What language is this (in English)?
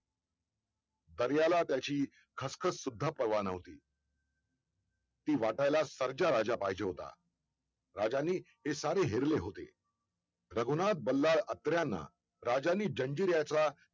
Marathi